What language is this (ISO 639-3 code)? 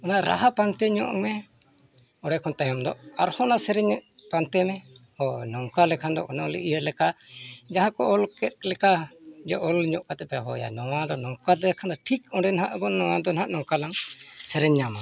sat